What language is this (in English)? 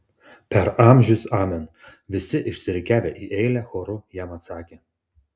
Lithuanian